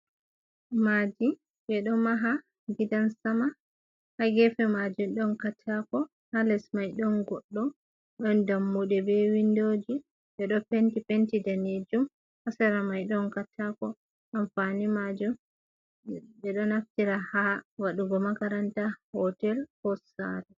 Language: Fula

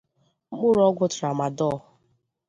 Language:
Igbo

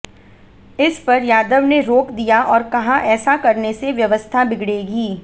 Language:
Hindi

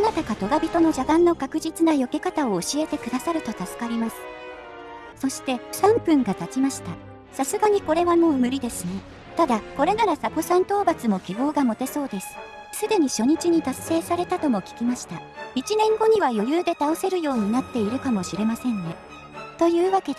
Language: Japanese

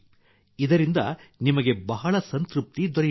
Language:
Kannada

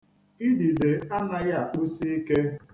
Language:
Igbo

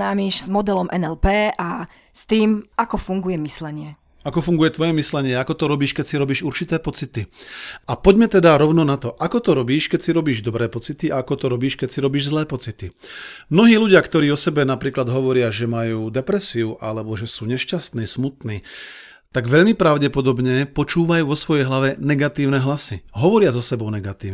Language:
Slovak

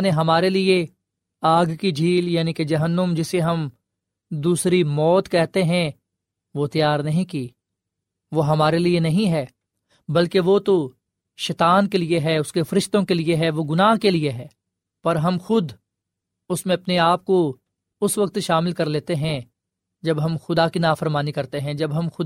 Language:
Urdu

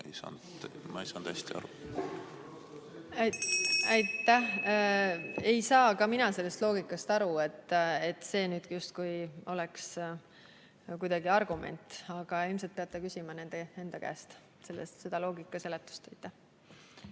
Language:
Estonian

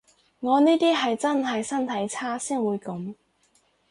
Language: Cantonese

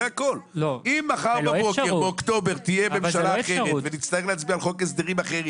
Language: Hebrew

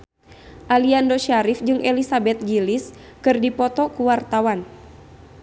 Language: Sundanese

